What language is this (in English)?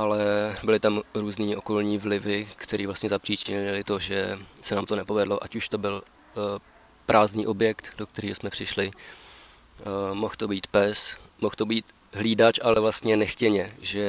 Czech